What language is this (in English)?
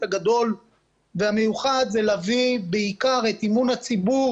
Hebrew